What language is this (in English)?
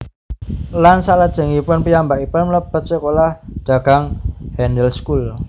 Javanese